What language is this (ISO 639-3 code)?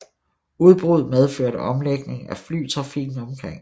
dan